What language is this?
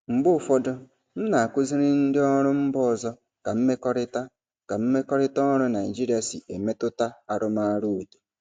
Igbo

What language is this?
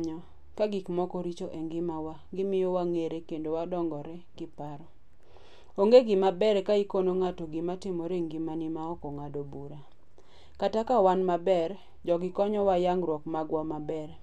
Luo (Kenya and Tanzania)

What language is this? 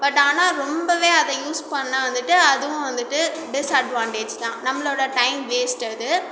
Tamil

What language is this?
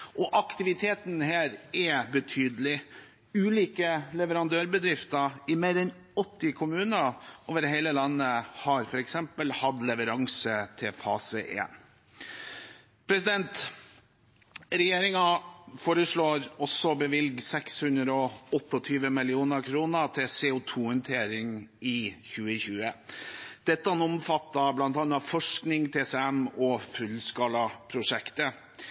Norwegian Bokmål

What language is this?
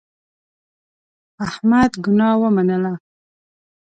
Pashto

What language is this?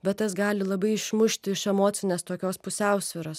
Lithuanian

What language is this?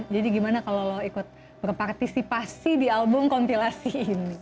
Indonesian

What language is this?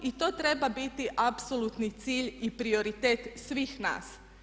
Croatian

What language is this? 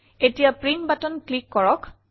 Assamese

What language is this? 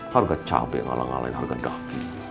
Indonesian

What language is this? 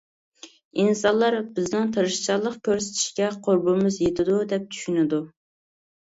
Uyghur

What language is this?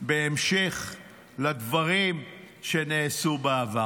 Hebrew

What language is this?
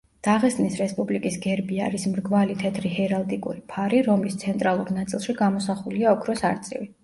Georgian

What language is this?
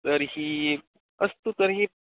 Sanskrit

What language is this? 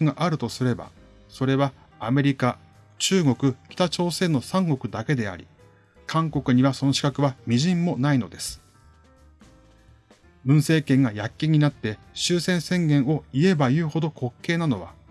Japanese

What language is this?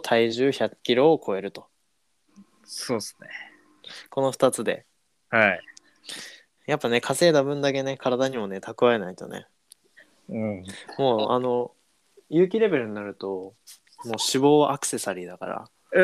Japanese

